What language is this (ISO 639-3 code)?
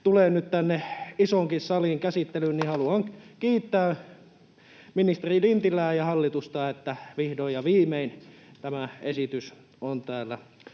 fin